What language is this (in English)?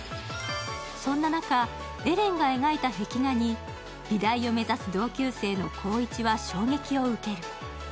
Japanese